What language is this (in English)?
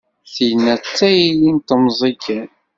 Kabyle